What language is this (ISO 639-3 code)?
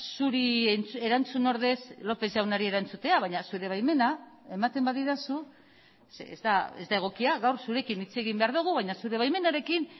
eus